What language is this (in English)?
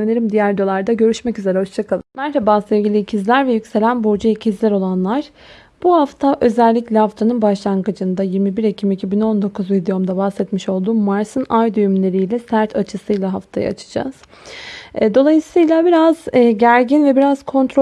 Turkish